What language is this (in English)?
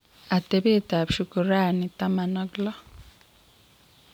Kalenjin